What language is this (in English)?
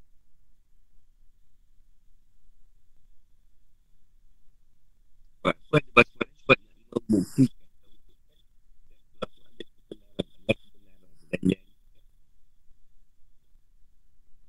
Malay